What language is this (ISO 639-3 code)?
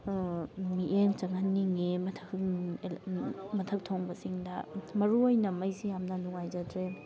mni